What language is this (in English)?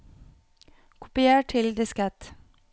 Norwegian